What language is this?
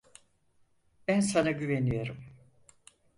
Turkish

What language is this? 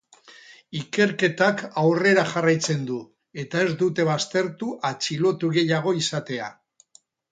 Basque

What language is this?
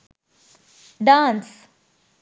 Sinhala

